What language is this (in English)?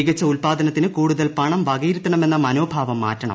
Malayalam